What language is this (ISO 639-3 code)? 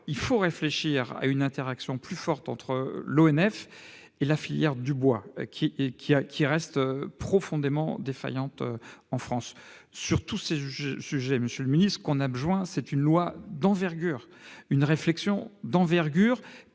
fra